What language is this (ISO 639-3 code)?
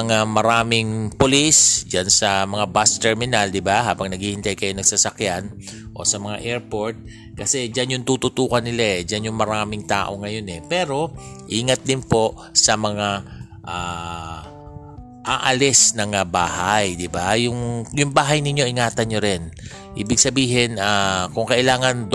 fil